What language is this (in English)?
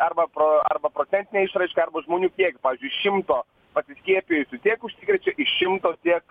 Lithuanian